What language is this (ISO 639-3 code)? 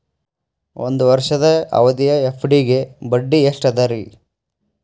kan